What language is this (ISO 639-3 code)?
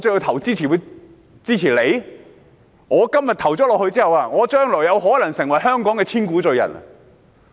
yue